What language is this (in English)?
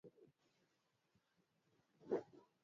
Swahili